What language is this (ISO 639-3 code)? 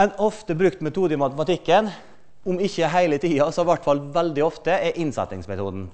nor